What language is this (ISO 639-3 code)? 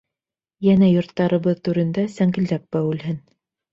bak